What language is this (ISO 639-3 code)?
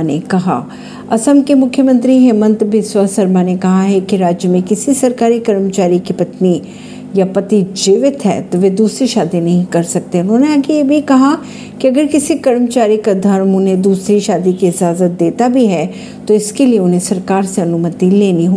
hin